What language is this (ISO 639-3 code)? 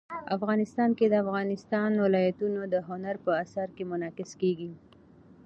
pus